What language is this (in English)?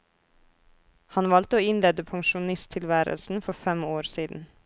Norwegian